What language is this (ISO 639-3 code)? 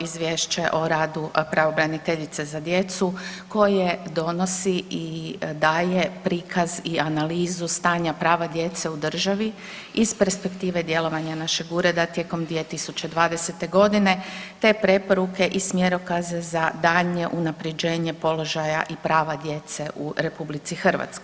hrv